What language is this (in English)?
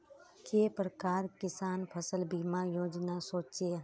Magahi